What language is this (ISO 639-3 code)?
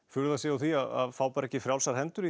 isl